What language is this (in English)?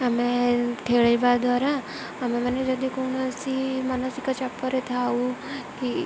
Odia